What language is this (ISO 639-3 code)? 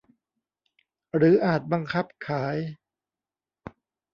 tha